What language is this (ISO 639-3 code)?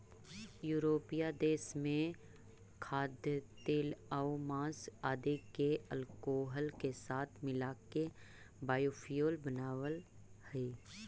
mag